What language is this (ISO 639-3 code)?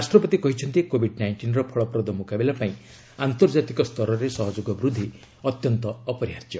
ori